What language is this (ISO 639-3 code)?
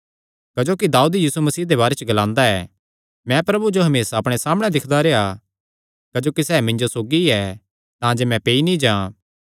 xnr